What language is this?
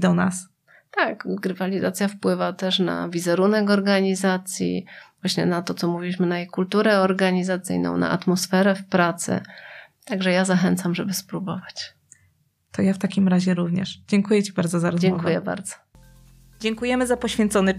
Polish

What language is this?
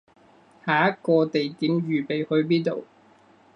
Cantonese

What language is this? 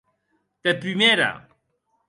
Occitan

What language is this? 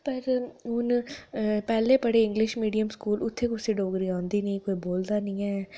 Dogri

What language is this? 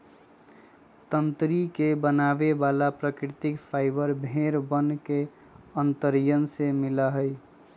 Magahi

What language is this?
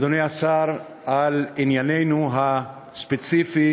Hebrew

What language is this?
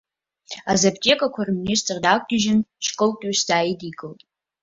Abkhazian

